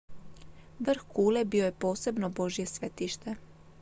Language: Croatian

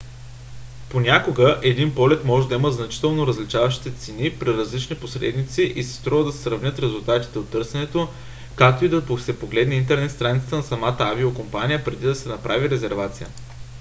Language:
Bulgarian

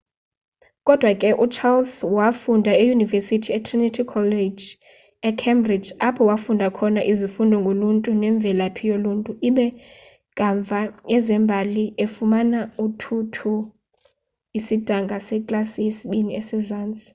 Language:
Xhosa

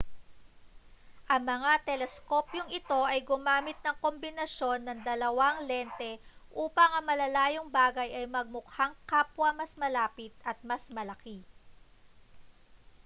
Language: Filipino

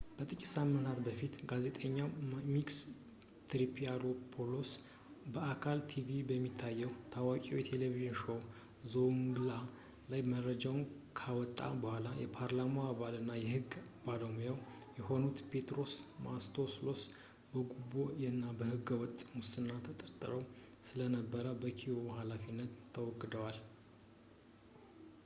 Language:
Amharic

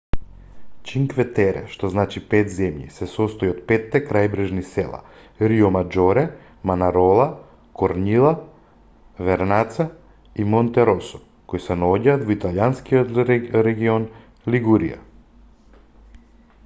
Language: Macedonian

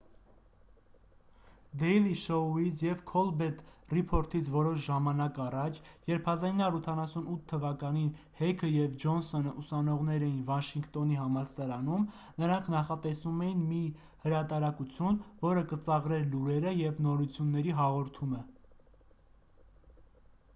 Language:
Armenian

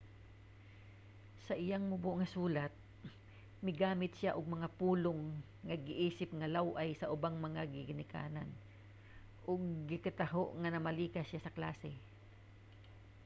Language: Cebuano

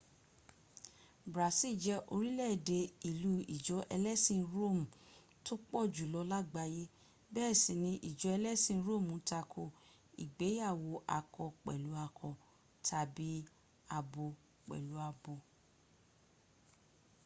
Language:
Yoruba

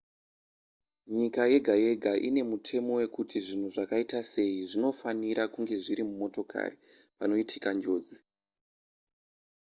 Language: Shona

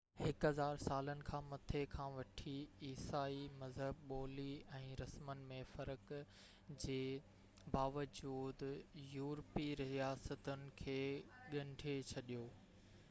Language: Sindhi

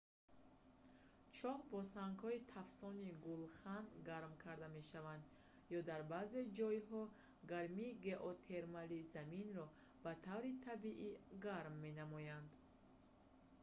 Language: Tajik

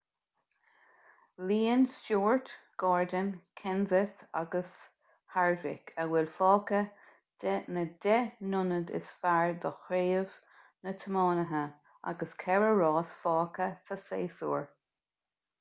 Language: Irish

